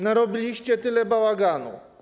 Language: Polish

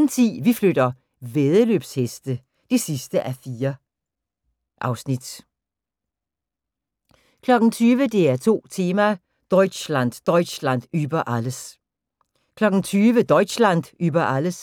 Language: Danish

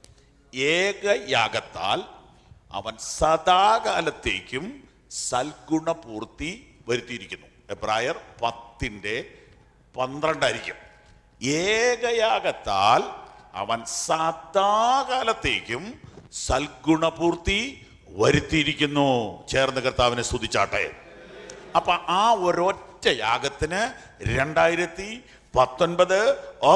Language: Malayalam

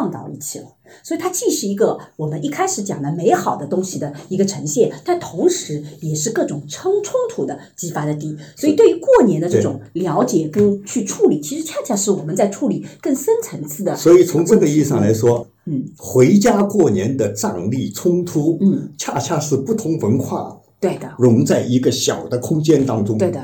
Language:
Chinese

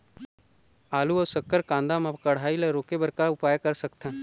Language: Chhattisgarhi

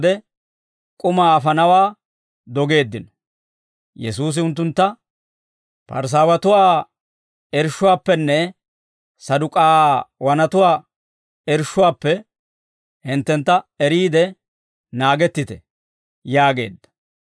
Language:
Dawro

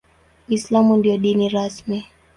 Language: Swahili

